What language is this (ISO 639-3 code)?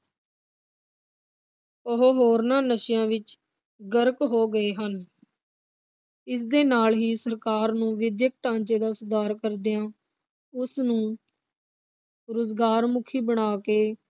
pan